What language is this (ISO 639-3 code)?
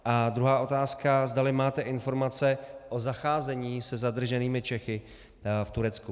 ces